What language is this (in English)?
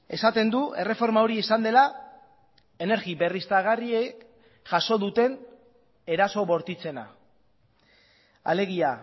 Basque